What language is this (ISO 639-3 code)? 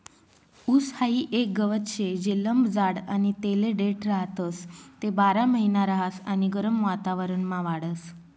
mar